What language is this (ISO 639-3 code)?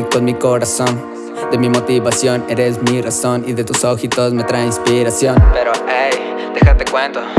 ita